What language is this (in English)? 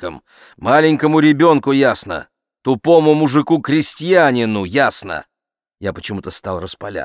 Russian